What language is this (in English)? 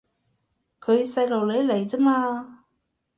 Cantonese